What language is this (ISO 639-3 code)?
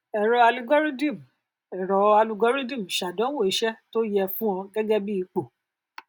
yor